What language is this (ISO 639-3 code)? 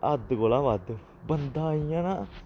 doi